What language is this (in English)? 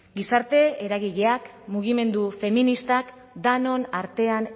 Basque